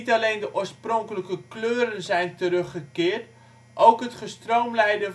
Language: Dutch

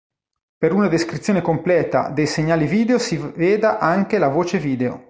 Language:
Italian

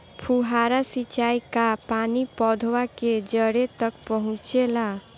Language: Bhojpuri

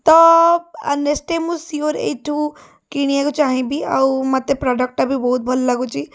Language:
Odia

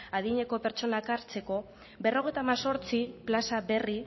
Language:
Basque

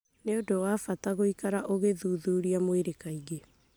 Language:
Kikuyu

